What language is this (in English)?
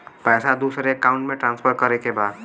Bhojpuri